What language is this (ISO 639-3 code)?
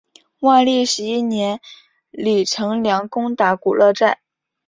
zho